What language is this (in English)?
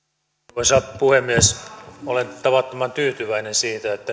Finnish